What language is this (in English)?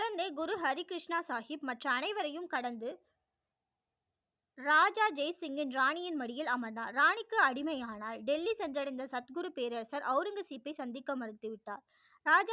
Tamil